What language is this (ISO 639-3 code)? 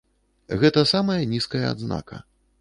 bel